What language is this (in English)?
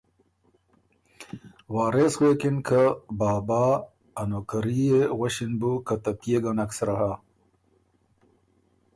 Ormuri